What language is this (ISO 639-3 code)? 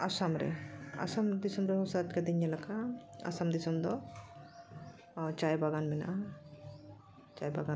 sat